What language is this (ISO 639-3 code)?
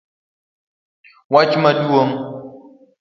luo